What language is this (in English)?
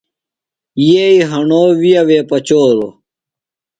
Phalura